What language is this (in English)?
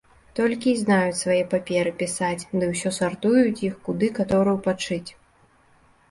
Belarusian